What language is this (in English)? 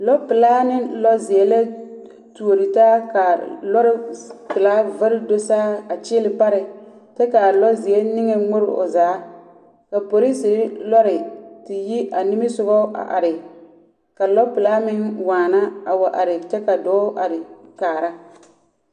Southern Dagaare